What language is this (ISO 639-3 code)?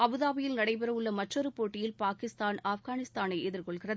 tam